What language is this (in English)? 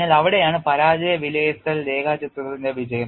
Malayalam